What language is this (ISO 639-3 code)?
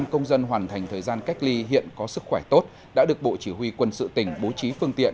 vie